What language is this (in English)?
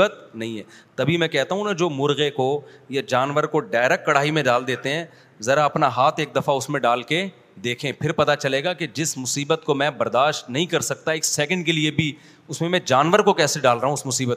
Urdu